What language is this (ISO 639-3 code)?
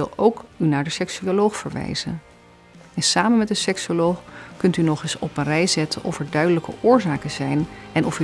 nld